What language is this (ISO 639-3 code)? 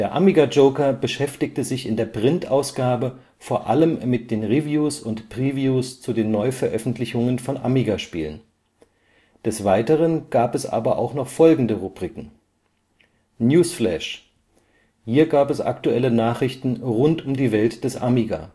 deu